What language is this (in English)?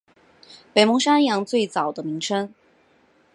Chinese